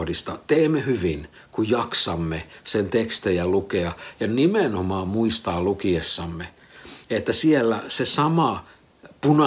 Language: Finnish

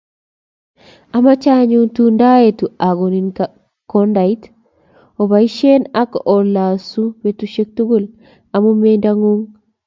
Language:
Kalenjin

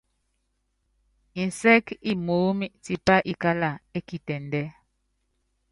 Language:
Yangben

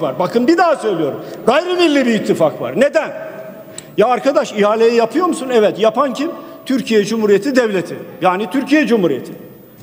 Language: Turkish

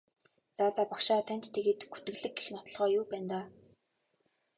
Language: Mongolian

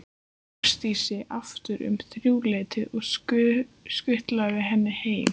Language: Icelandic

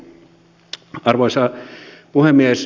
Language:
Finnish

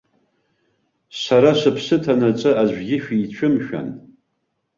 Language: Abkhazian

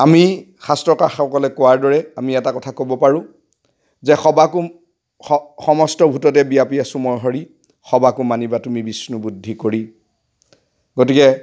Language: Assamese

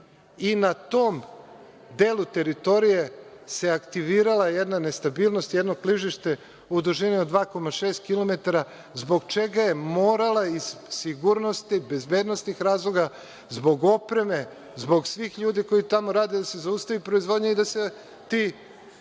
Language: Serbian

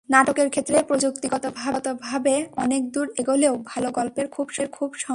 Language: Bangla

